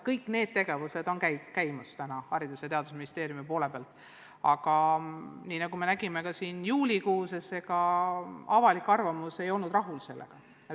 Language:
Estonian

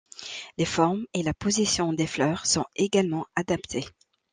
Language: French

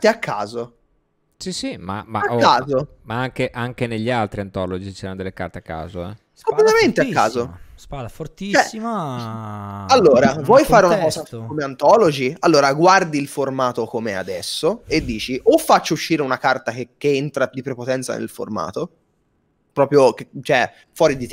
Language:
Italian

